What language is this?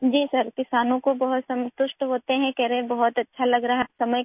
Urdu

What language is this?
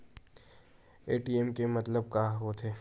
Chhattisgarhi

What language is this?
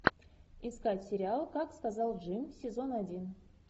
Russian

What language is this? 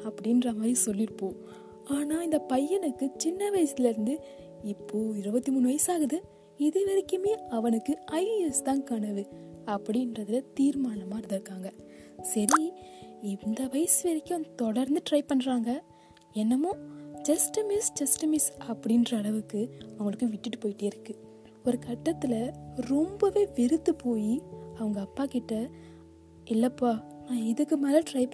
Tamil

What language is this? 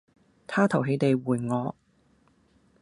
Cantonese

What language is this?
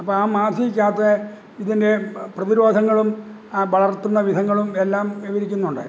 Malayalam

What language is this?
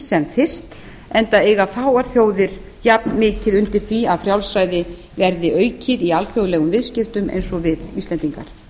Icelandic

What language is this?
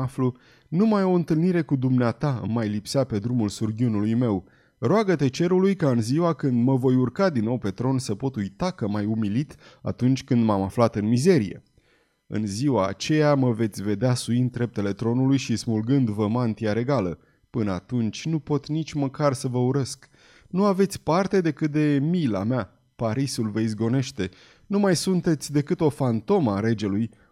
Romanian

